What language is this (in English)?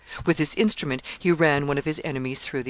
English